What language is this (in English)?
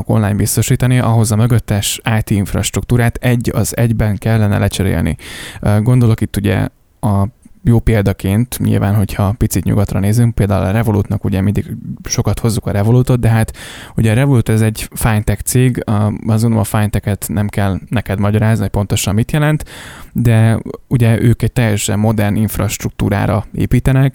Hungarian